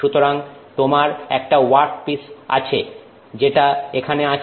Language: Bangla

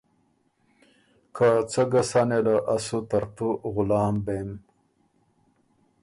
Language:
Ormuri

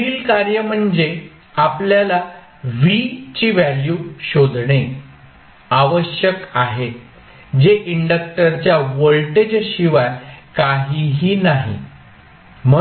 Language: Marathi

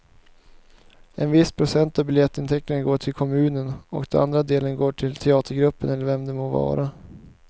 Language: Swedish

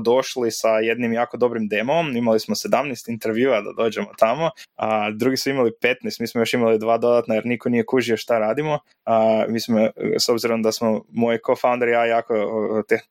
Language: Croatian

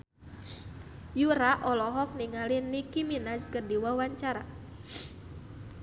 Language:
Sundanese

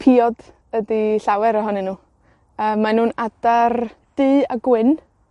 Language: Welsh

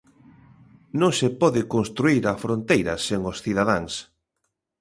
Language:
Galician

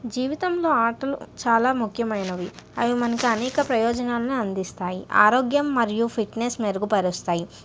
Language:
Telugu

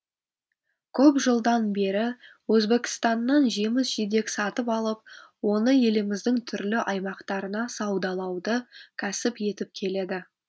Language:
Kazakh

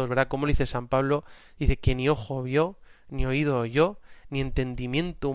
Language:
Spanish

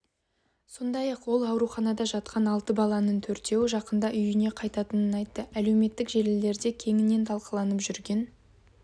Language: Kazakh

